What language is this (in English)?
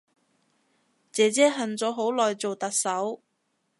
Cantonese